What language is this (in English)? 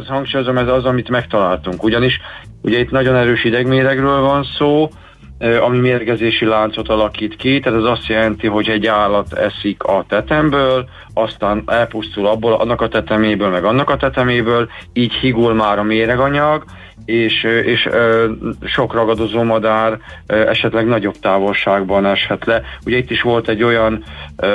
Hungarian